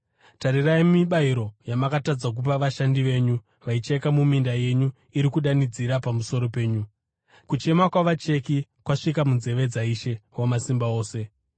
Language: Shona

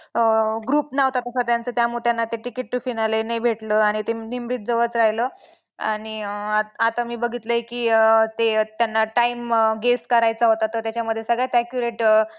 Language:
Marathi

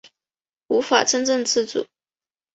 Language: Chinese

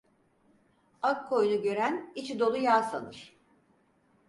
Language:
Turkish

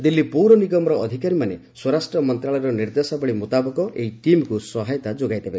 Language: Odia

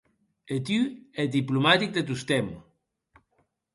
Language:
Occitan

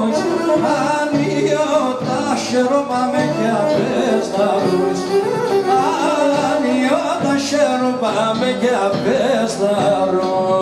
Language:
Greek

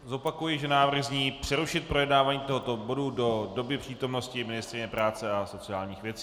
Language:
Czech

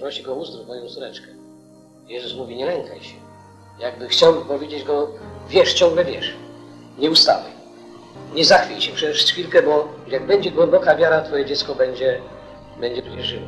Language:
Polish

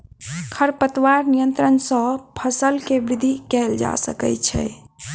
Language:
Maithili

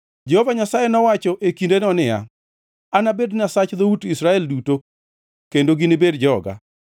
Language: Luo (Kenya and Tanzania)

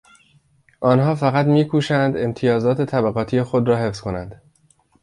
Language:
Persian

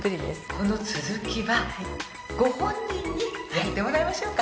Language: Japanese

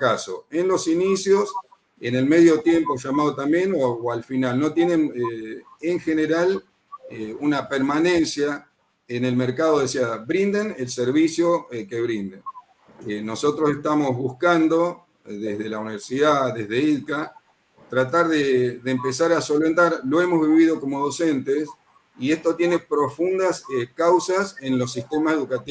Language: Spanish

